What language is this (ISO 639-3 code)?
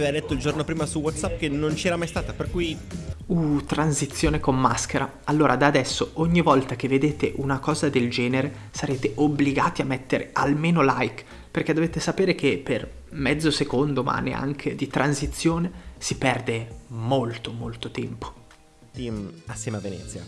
ita